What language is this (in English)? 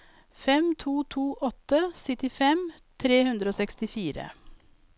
Norwegian